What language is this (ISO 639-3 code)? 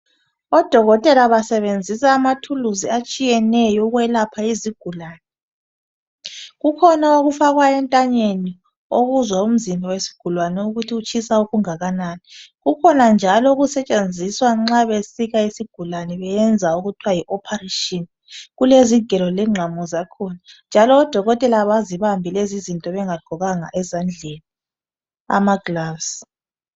nde